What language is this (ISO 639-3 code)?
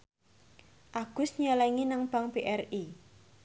jav